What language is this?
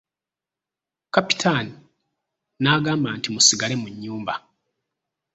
Ganda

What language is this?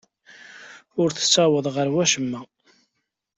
Kabyle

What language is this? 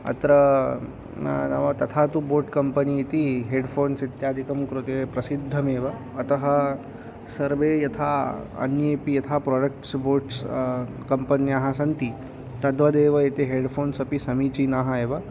Sanskrit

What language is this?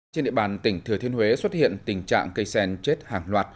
Vietnamese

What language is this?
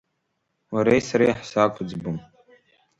Abkhazian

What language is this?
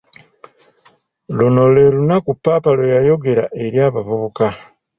Ganda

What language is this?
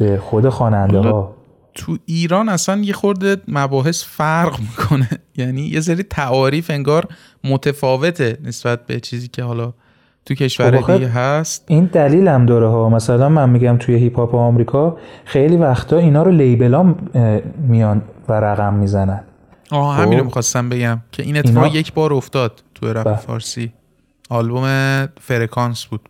Persian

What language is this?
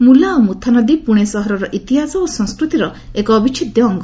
Odia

